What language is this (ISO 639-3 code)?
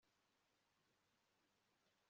kin